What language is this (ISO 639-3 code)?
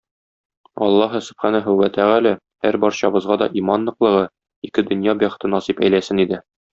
tat